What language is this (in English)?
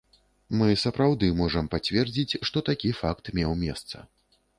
Belarusian